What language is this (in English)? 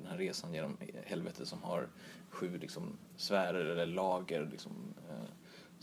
Swedish